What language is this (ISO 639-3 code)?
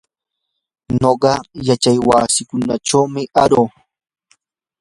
qur